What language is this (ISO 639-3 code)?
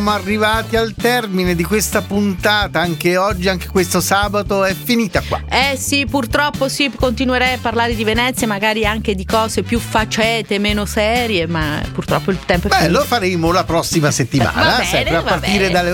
ita